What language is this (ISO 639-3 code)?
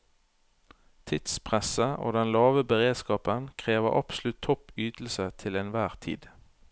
nor